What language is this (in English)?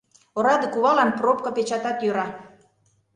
Mari